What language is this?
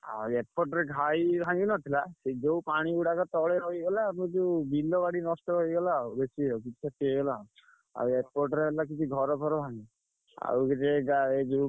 Odia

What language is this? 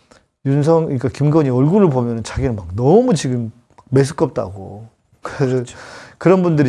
Korean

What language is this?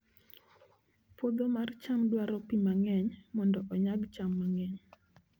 Luo (Kenya and Tanzania)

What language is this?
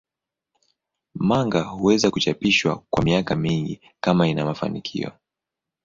Swahili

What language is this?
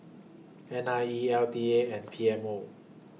English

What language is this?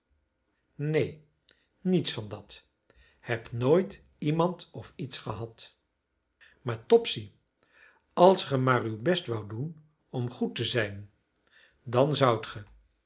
Dutch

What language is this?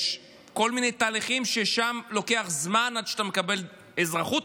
Hebrew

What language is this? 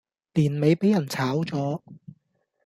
Cantonese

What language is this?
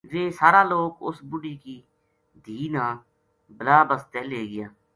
Gujari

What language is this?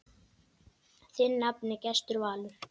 Icelandic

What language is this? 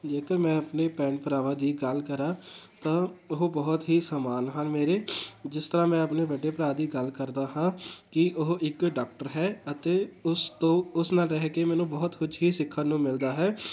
Punjabi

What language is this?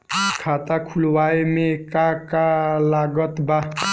Bhojpuri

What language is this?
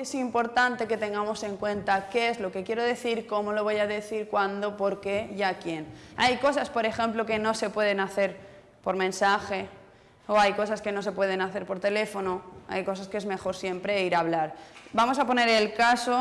Spanish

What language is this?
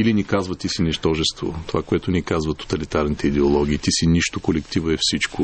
Bulgarian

